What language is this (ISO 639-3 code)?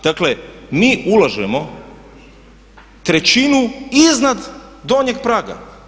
hrv